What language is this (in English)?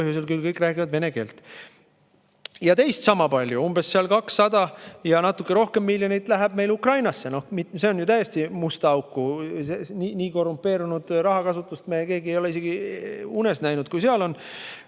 Estonian